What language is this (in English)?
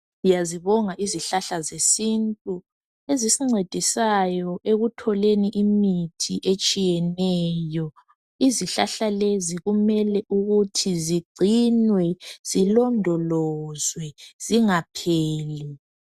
North Ndebele